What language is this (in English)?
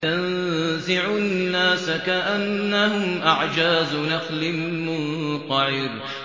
Arabic